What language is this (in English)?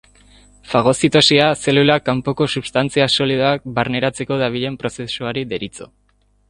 Basque